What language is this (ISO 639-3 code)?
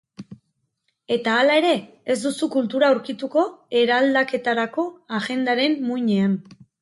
eus